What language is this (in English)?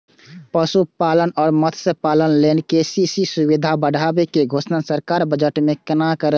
Maithili